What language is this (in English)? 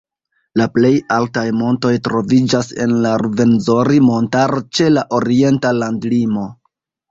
Esperanto